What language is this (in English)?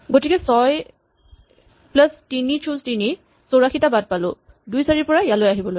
Assamese